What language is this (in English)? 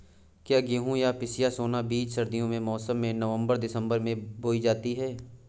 Hindi